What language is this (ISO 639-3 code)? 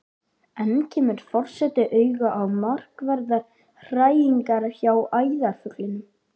isl